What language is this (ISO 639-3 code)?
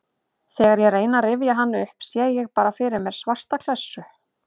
isl